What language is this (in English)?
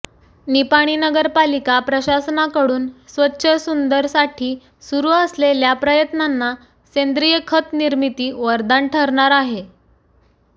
Marathi